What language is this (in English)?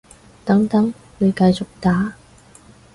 Cantonese